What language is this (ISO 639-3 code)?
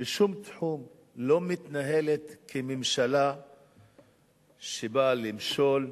heb